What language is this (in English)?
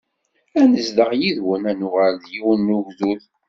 Kabyle